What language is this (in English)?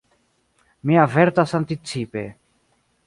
Esperanto